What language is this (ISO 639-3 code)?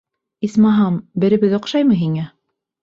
bak